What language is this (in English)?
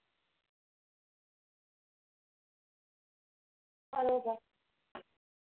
Marathi